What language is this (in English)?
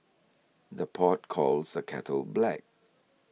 English